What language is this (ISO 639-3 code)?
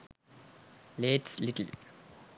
sin